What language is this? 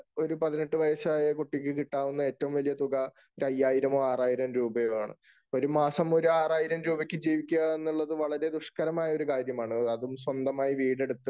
Malayalam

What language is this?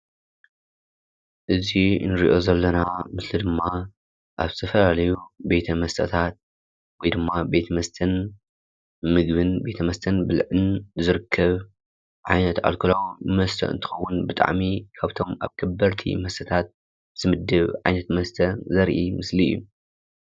Tigrinya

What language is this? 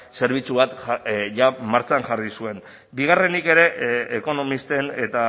Basque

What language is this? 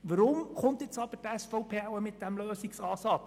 Swiss German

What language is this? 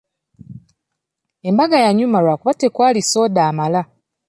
Ganda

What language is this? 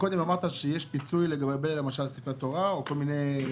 Hebrew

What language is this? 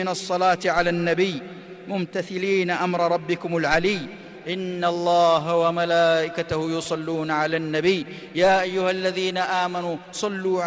Arabic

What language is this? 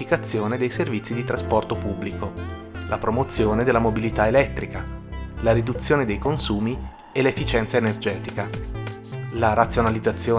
Italian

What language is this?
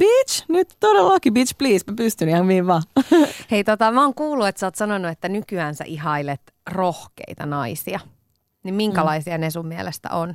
Finnish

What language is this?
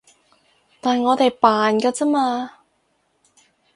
Cantonese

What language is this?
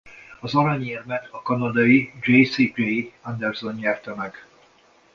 Hungarian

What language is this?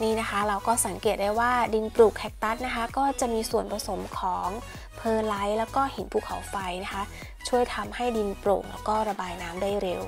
Thai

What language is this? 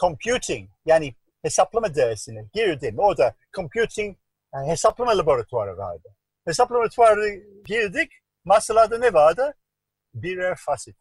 Turkish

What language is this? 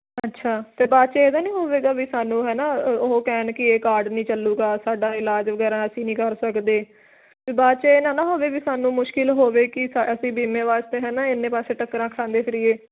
Punjabi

